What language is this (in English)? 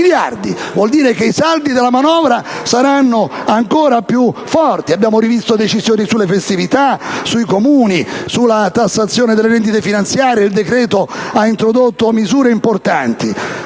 Italian